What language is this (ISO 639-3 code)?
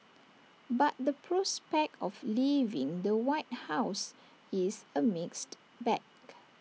eng